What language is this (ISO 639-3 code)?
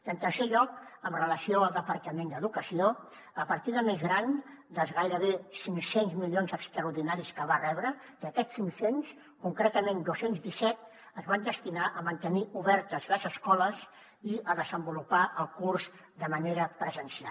cat